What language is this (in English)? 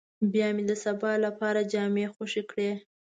Pashto